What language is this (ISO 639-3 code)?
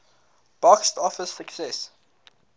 eng